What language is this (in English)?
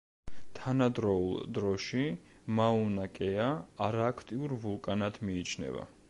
Georgian